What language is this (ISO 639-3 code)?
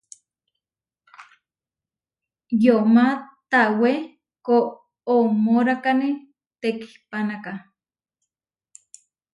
var